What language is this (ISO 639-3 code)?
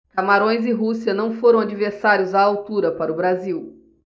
por